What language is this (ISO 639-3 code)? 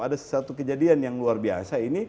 ind